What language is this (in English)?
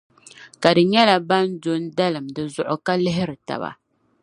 Dagbani